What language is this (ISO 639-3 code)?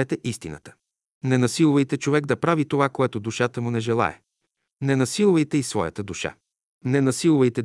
bul